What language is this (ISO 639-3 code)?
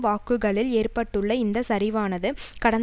tam